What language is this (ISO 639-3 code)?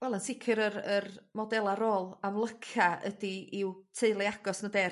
cym